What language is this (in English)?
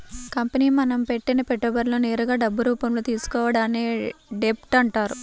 Telugu